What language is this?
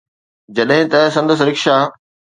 Sindhi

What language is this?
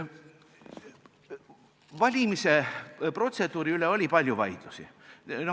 Estonian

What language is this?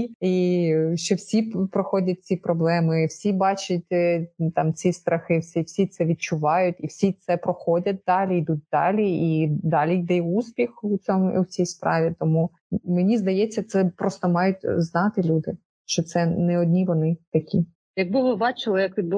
Ukrainian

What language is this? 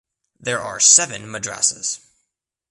English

